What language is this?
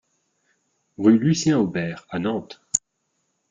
French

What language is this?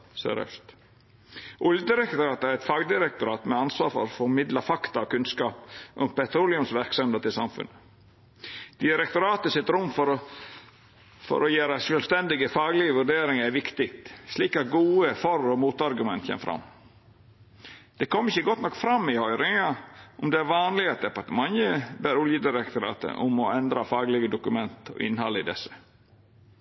Norwegian Nynorsk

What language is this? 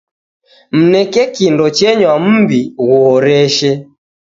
Taita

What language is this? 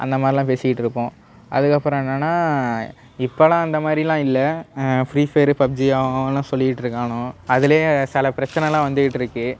Tamil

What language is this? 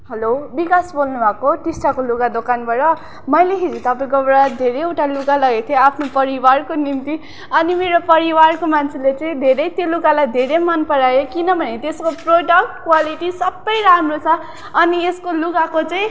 Nepali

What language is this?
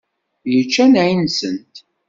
Kabyle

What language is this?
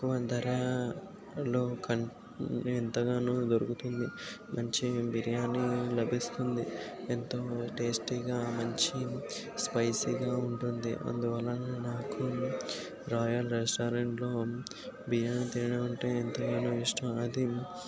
Telugu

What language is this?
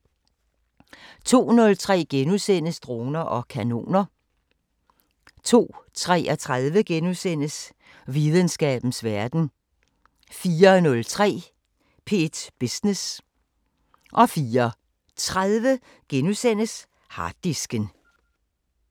Danish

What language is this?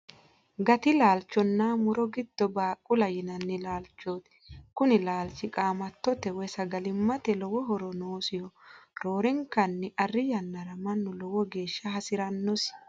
Sidamo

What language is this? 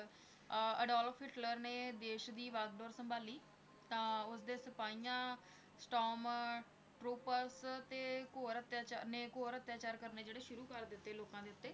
Punjabi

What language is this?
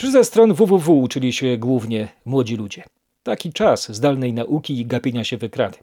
Polish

